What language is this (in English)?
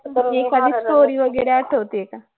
Marathi